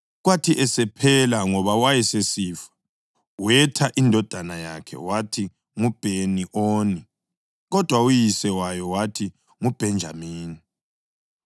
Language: North Ndebele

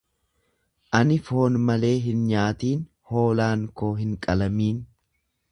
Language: Oromo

